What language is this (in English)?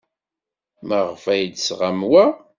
Kabyle